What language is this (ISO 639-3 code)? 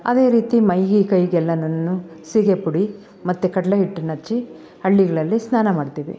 kan